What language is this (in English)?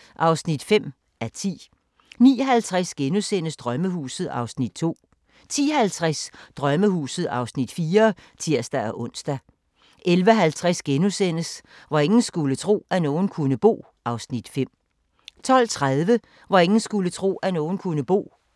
Danish